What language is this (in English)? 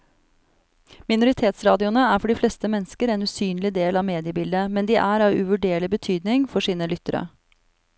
Norwegian